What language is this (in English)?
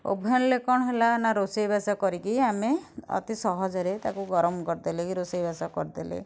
Odia